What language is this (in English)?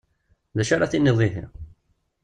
Kabyle